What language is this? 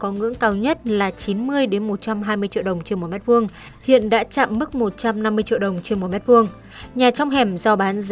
Vietnamese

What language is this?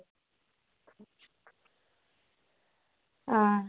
Dogri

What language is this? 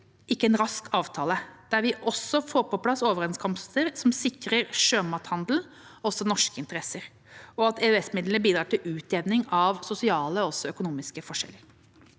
Norwegian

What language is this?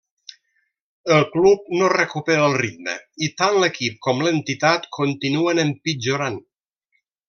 Catalan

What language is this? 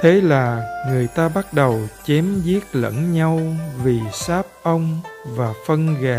Vietnamese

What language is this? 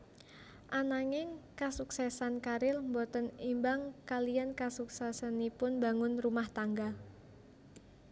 Javanese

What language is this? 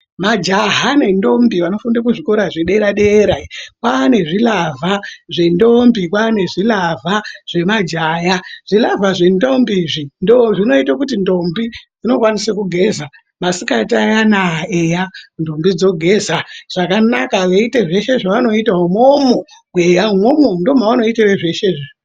Ndau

